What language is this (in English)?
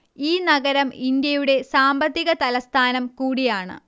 Malayalam